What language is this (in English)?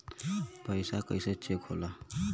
Bhojpuri